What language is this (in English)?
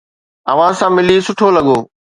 Sindhi